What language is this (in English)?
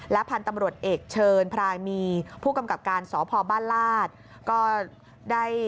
Thai